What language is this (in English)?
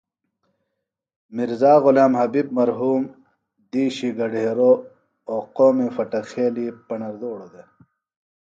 Phalura